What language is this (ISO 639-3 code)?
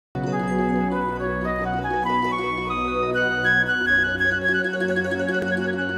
vie